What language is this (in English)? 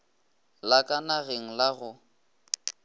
Northern Sotho